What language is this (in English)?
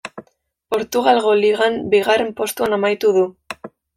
Basque